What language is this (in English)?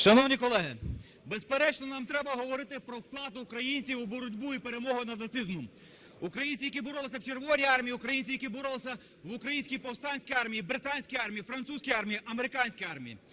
Ukrainian